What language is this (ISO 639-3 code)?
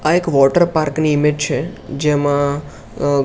guj